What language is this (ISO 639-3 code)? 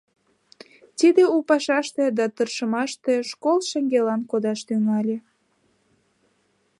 chm